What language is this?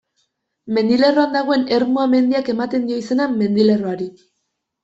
Basque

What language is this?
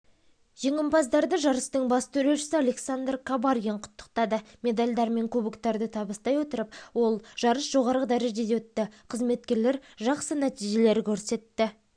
Kazakh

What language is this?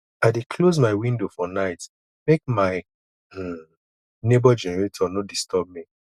Nigerian Pidgin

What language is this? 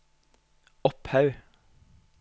Norwegian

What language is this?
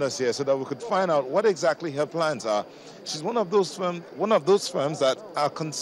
English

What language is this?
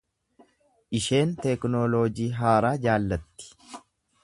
Oromo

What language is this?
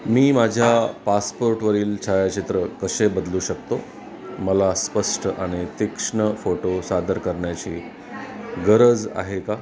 Marathi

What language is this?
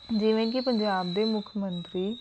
Punjabi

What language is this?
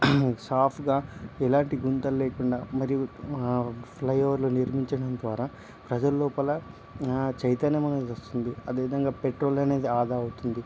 Telugu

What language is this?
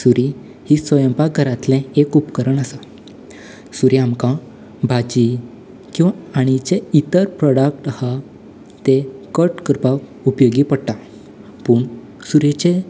Konkani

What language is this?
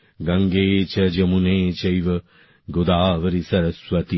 Bangla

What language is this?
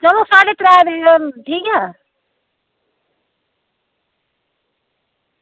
Dogri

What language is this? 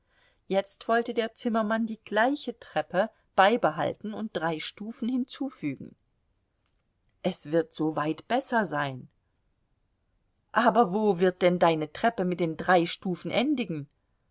German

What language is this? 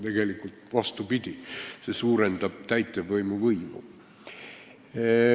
Estonian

